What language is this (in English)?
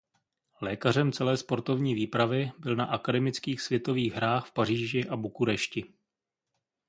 Czech